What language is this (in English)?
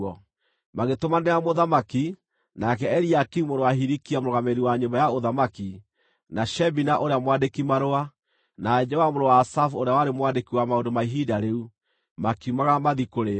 Kikuyu